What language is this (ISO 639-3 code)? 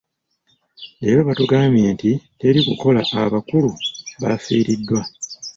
lug